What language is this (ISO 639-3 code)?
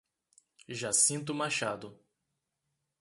por